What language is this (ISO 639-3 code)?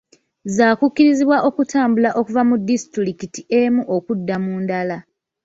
lug